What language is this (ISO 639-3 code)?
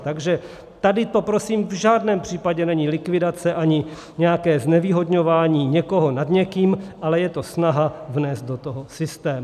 ces